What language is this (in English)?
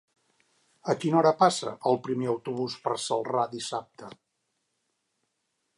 Catalan